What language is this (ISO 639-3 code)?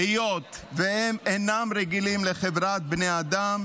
heb